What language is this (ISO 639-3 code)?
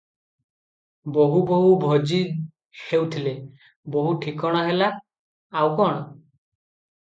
ori